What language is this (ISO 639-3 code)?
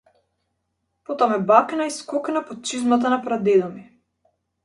mkd